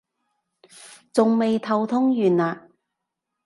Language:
Cantonese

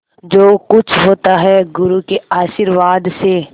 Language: Hindi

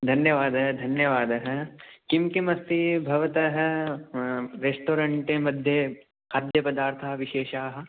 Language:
Sanskrit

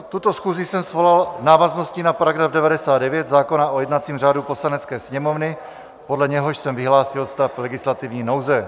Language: Czech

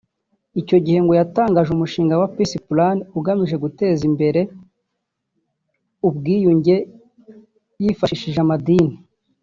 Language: Kinyarwanda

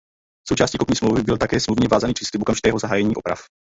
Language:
Czech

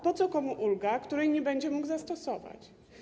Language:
Polish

